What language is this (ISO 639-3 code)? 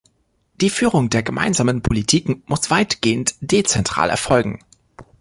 deu